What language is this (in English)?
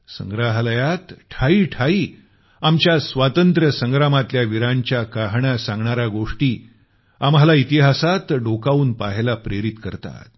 Marathi